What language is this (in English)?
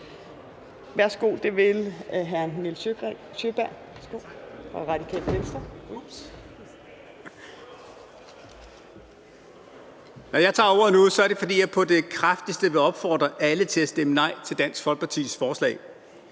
Danish